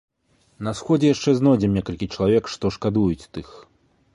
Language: Belarusian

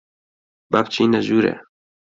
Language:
Central Kurdish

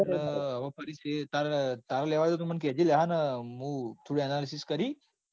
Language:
Gujarati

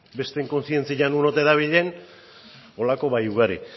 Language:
Basque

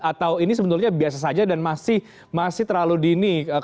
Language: Indonesian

